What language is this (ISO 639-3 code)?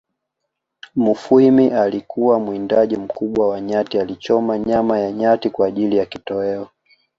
swa